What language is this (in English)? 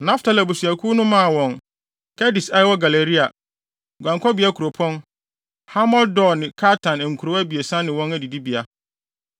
Akan